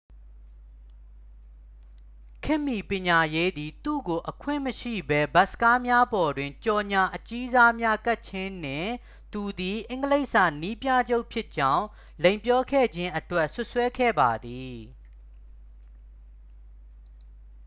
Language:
Burmese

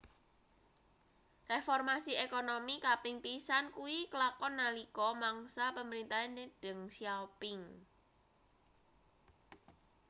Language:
Javanese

